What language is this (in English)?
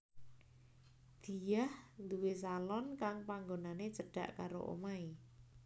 Javanese